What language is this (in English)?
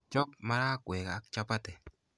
Kalenjin